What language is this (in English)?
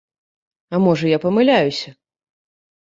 Belarusian